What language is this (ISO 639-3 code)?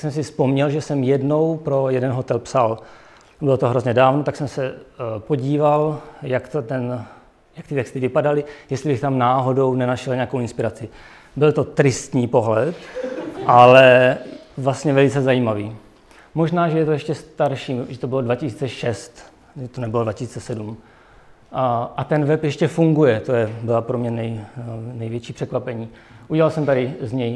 ces